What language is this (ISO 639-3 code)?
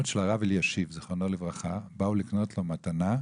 heb